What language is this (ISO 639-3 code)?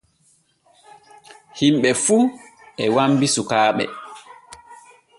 fue